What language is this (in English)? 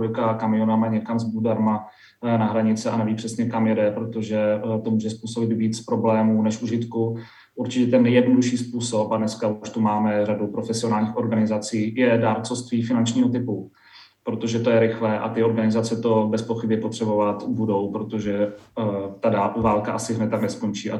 Czech